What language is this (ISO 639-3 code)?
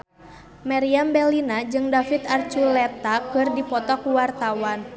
sun